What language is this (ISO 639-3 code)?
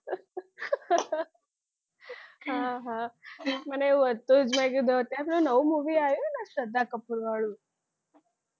guj